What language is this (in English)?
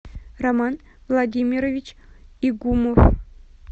Russian